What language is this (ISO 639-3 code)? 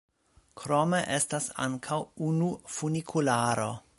epo